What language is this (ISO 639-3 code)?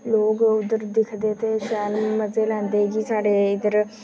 doi